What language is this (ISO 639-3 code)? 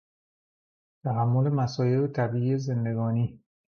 fas